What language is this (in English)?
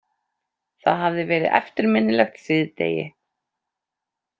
Icelandic